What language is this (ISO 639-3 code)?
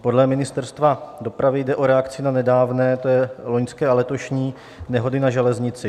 ces